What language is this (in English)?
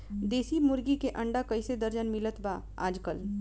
Bhojpuri